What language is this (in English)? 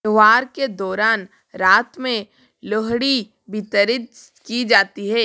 Hindi